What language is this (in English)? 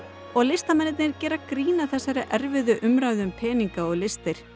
Icelandic